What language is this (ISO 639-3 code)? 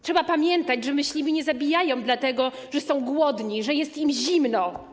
pol